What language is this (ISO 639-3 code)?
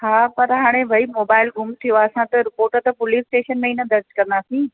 snd